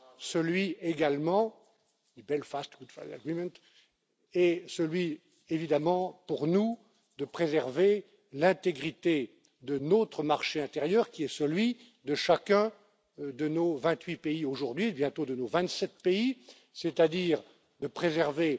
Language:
French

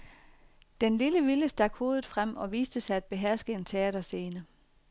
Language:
Danish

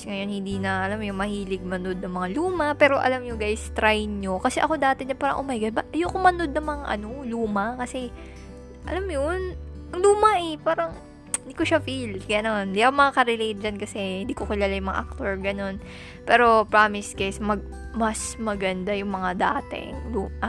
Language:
Filipino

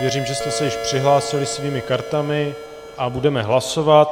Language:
Czech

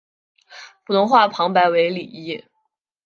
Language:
Chinese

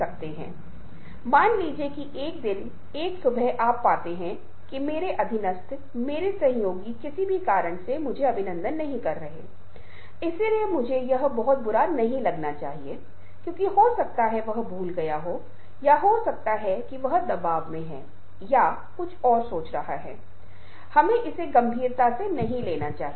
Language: Hindi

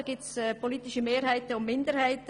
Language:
Swiss German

